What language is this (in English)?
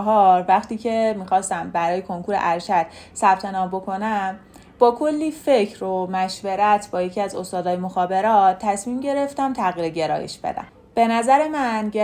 Persian